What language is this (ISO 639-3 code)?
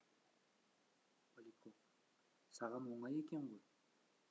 kaz